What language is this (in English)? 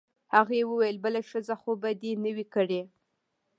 Pashto